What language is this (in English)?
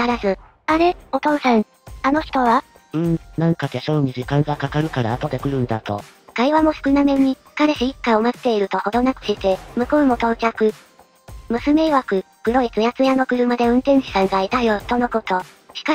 Japanese